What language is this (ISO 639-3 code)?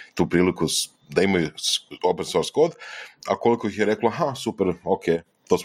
hrv